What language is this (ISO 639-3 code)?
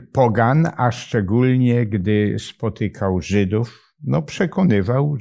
pol